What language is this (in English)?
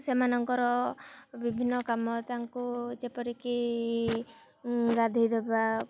Odia